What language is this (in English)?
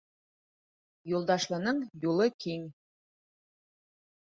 Bashkir